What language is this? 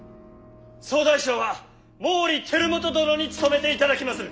Japanese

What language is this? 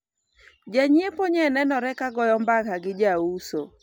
Luo (Kenya and Tanzania)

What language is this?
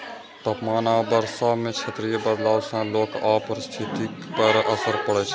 Maithili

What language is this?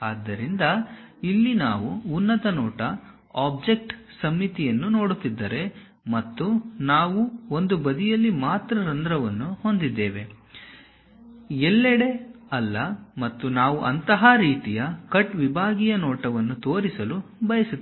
Kannada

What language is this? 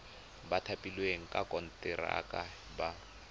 Tswana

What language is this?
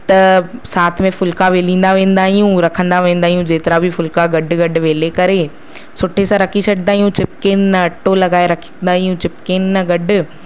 Sindhi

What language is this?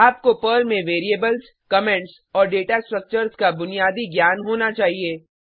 Hindi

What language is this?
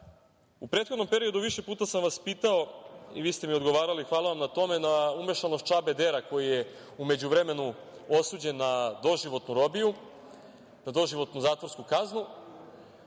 Serbian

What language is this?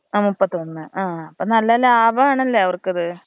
Malayalam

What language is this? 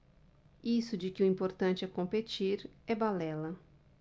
Portuguese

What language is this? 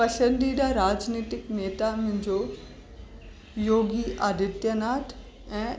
Sindhi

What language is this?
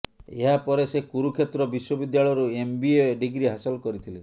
Odia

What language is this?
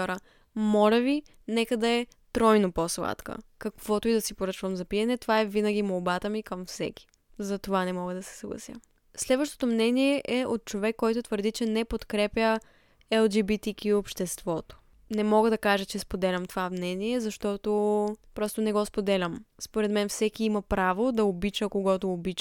Bulgarian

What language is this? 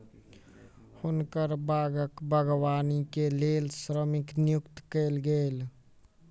Maithili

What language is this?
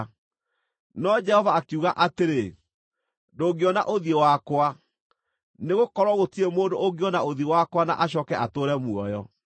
Kikuyu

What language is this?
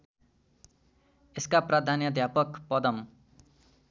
Nepali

